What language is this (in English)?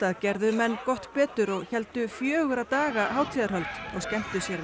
Icelandic